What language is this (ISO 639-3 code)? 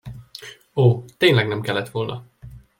hun